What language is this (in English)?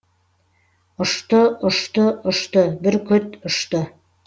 Kazakh